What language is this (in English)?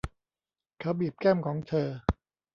Thai